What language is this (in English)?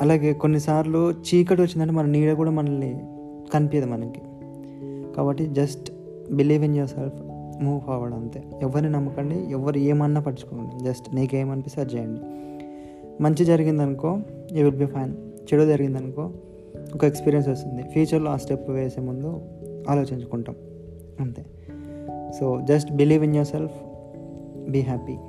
Telugu